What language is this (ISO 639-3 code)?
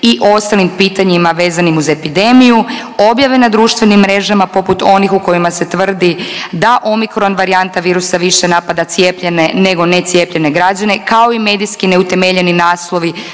hrv